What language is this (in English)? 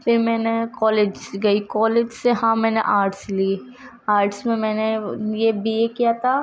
Urdu